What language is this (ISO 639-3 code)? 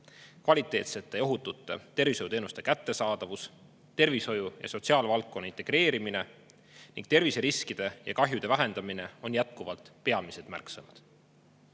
est